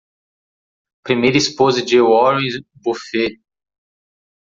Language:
Portuguese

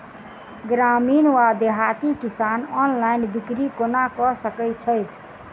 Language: Maithili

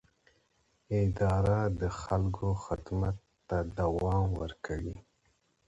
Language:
Pashto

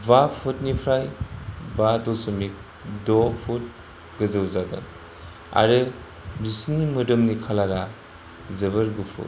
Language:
Bodo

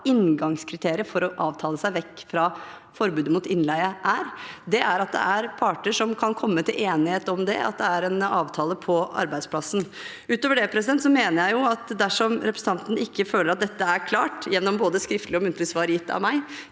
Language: Norwegian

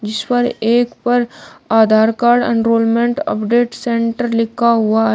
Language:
Hindi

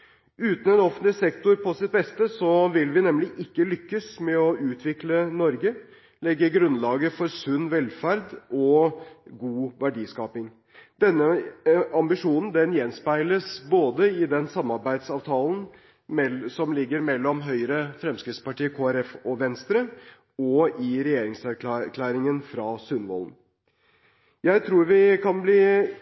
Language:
Norwegian Bokmål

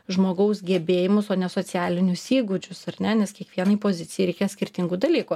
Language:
Lithuanian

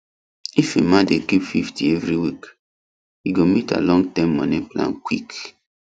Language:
Nigerian Pidgin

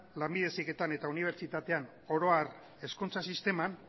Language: Basque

